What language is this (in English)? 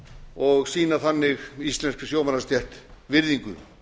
Icelandic